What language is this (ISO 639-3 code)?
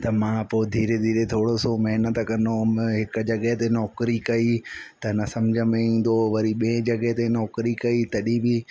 snd